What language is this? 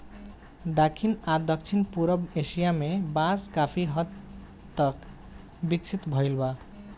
Bhojpuri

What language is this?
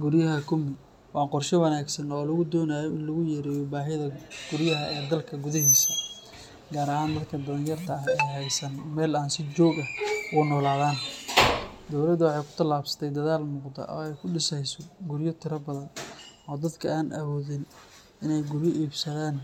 Somali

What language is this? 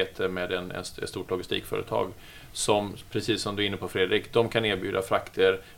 Swedish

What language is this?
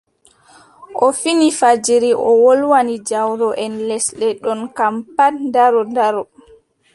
Adamawa Fulfulde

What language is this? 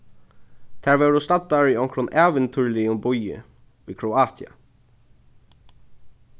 Faroese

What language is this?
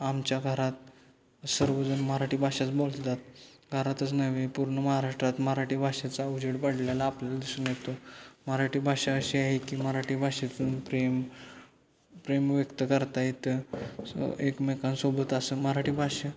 Marathi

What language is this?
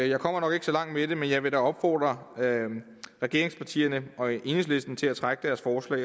Danish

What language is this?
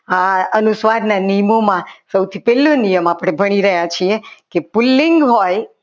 Gujarati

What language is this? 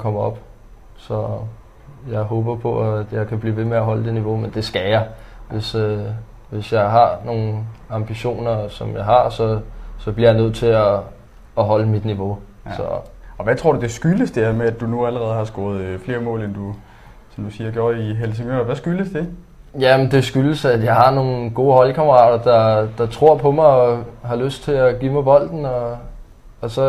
Danish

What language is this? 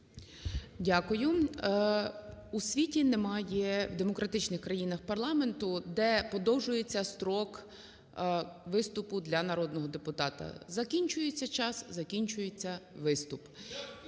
Ukrainian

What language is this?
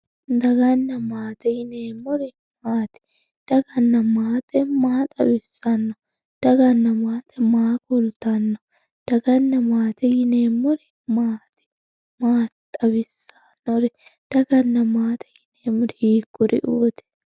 Sidamo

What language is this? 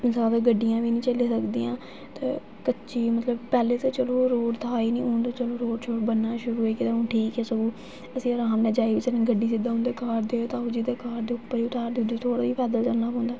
Dogri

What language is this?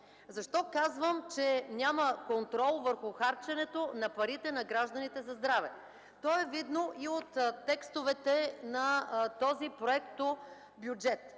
Bulgarian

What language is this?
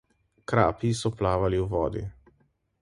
Slovenian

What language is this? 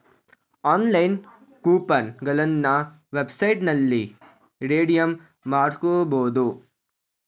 Kannada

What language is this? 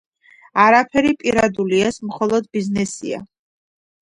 Georgian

